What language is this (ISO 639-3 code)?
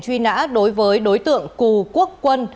vie